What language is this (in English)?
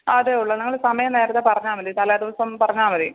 Malayalam